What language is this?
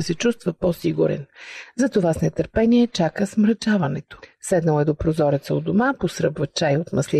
Bulgarian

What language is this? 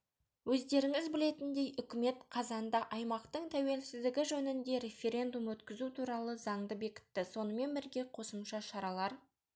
Kazakh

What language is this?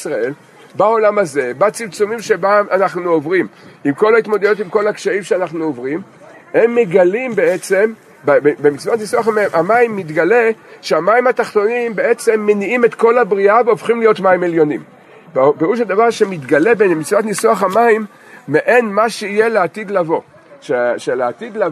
Hebrew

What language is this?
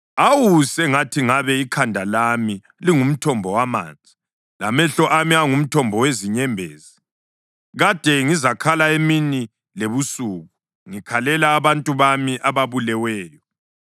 North Ndebele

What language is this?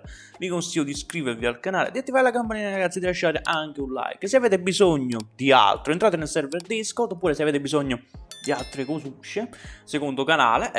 Italian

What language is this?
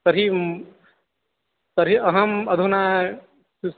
Sanskrit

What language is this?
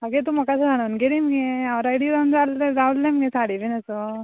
Konkani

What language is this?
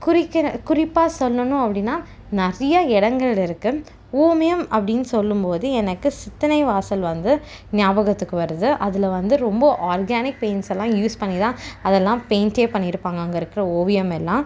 Tamil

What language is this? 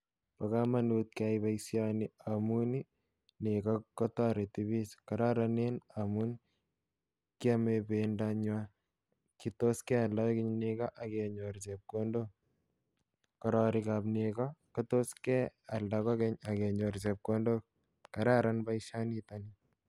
Kalenjin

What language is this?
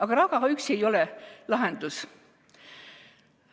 Estonian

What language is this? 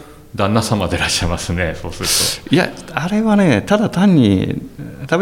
Japanese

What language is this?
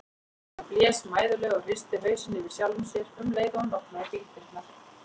Icelandic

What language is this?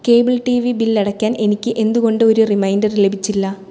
Malayalam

